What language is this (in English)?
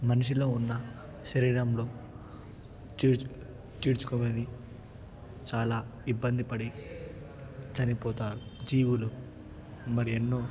Telugu